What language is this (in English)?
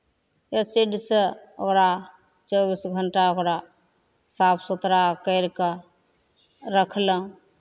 Maithili